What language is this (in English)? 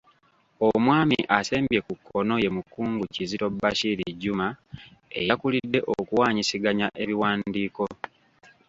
Ganda